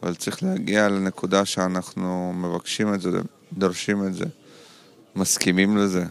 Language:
Hebrew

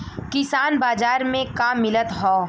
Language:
Bhojpuri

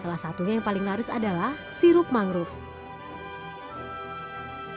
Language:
Indonesian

